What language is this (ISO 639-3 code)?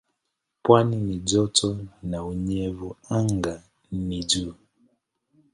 swa